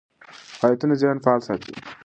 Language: Pashto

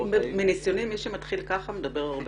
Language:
Hebrew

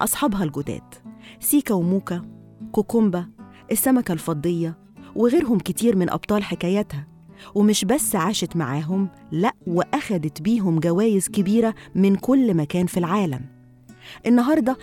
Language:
Arabic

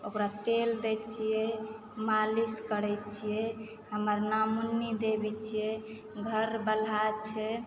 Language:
Maithili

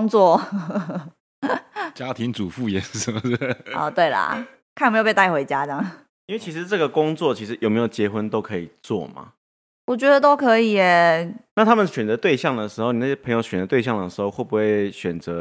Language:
Chinese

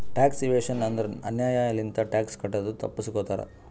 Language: Kannada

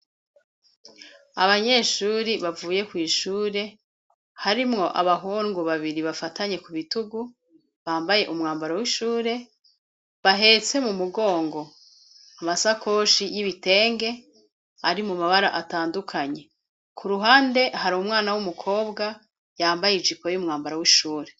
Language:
Rundi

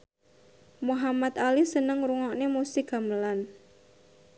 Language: Javanese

